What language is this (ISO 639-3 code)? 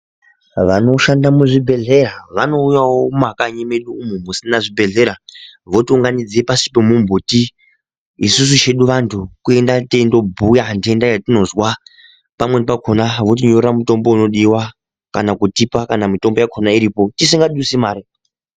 ndc